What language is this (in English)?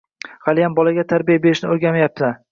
Uzbek